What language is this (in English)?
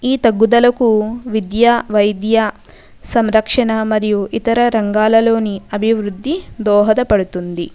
Telugu